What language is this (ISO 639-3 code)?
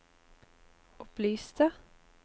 nor